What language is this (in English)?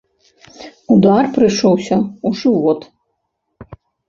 Belarusian